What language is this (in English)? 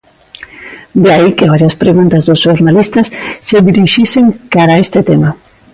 Galician